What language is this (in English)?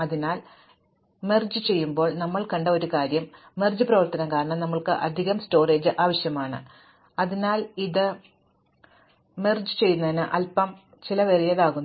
Malayalam